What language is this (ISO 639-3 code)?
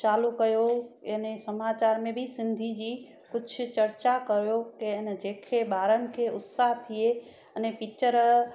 snd